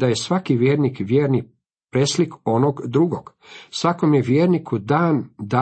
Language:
Croatian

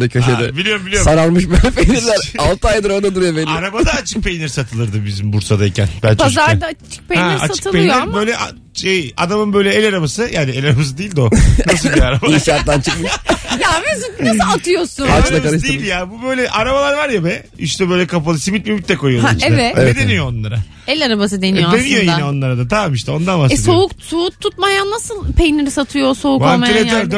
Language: Turkish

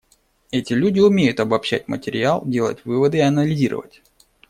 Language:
Russian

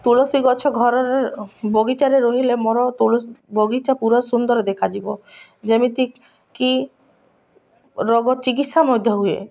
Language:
Odia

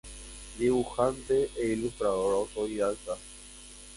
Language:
Spanish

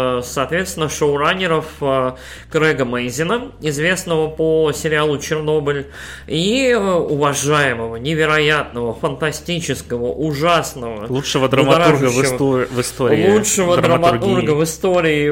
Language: Russian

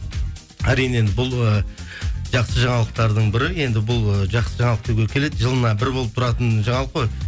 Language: Kazakh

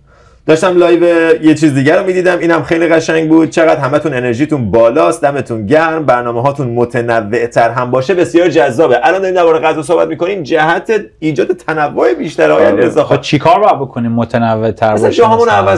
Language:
Persian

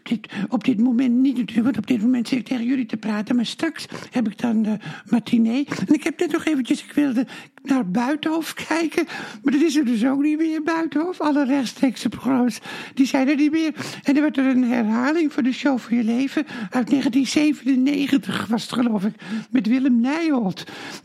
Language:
Dutch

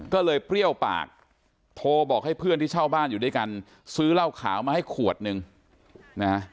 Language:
Thai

